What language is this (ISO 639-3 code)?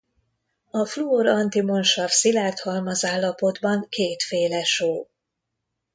hun